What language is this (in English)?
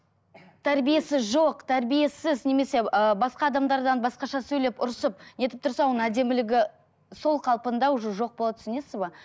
Kazakh